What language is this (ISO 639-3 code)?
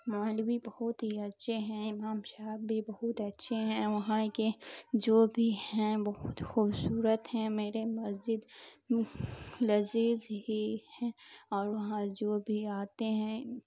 urd